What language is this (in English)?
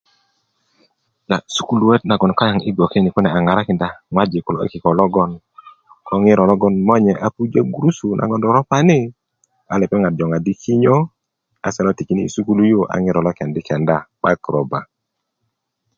Kuku